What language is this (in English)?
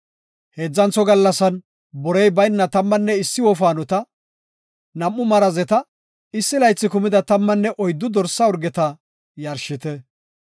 Gofa